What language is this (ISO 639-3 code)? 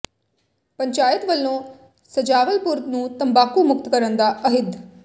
pan